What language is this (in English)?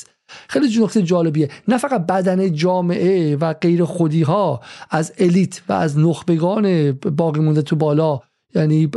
Persian